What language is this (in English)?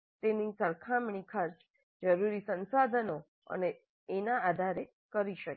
Gujarati